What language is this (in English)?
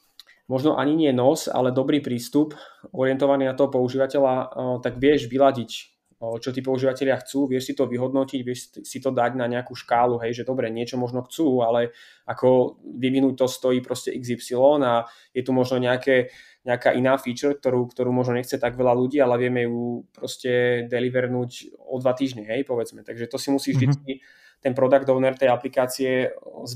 Slovak